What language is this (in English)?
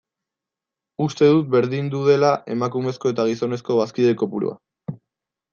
Basque